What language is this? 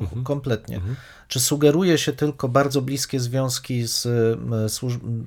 Polish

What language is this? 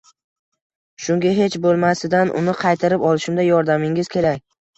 Uzbek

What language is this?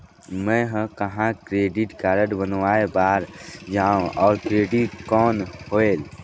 Chhattisgarhi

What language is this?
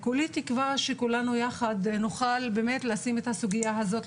Hebrew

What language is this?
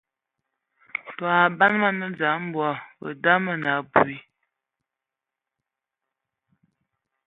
Ewondo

